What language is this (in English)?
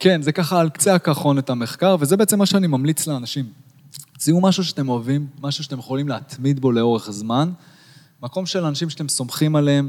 Hebrew